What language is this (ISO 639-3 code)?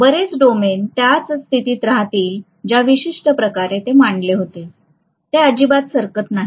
mar